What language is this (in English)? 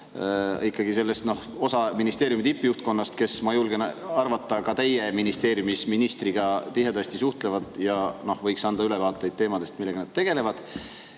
Estonian